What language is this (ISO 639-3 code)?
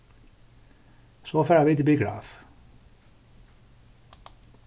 fao